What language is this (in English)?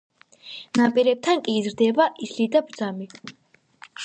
Georgian